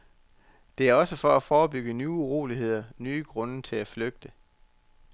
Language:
Danish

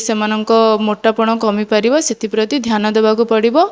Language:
Odia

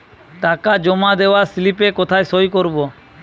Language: Bangla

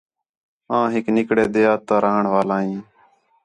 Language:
Khetrani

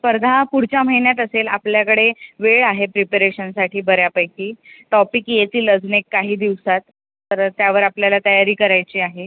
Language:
Marathi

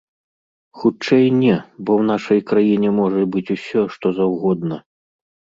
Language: Belarusian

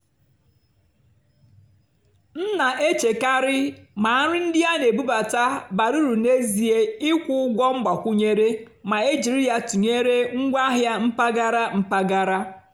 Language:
Igbo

